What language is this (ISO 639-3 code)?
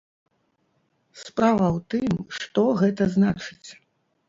bel